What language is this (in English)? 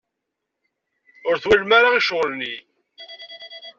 Kabyle